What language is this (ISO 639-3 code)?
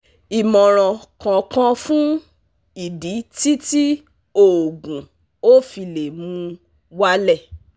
yor